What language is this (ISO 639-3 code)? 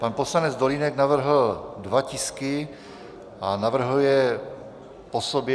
ces